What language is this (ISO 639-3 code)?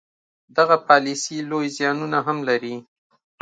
pus